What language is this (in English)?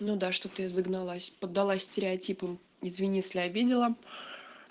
Russian